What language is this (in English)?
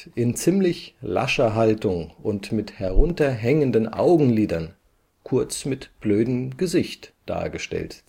German